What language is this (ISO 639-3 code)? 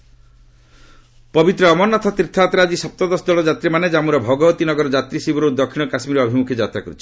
ori